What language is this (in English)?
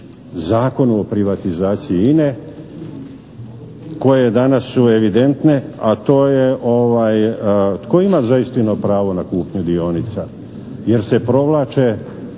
Croatian